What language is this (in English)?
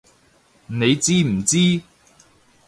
Cantonese